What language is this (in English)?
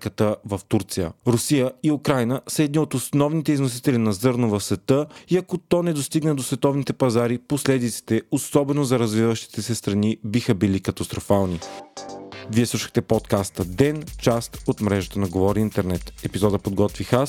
Bulgarian